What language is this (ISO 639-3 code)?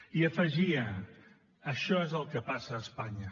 cat